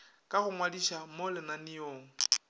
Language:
Northern Sotho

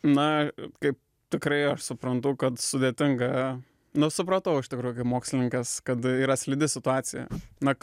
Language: Lithuanian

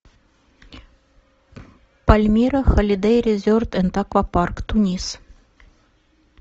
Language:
Russian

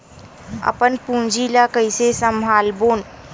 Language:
Chhattisgarhi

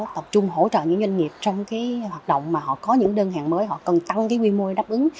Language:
Vietnamese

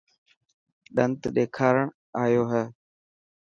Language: Dhatki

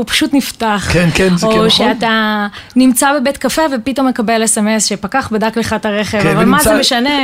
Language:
Hebrew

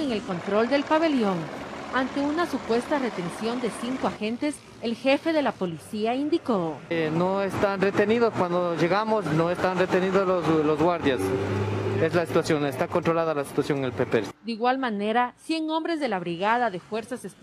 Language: Spanish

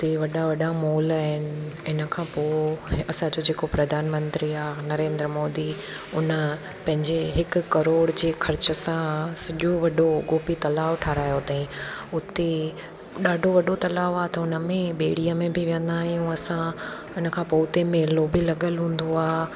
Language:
Sindhi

